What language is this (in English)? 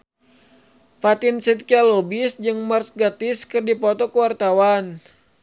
Sundanese